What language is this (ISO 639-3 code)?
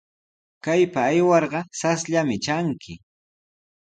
qws